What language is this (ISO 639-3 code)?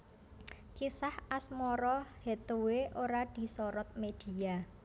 jav